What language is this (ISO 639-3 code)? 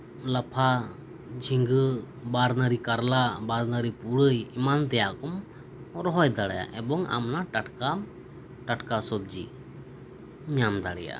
sat